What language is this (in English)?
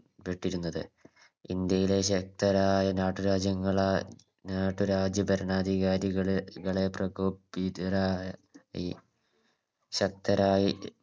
Malayalam